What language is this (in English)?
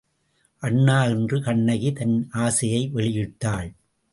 Tamil